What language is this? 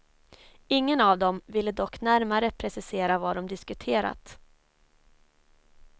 Swedish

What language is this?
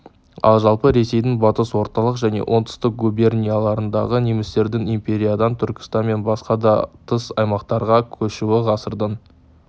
Kazakh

